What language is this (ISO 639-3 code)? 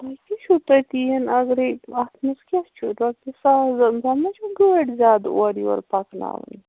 kas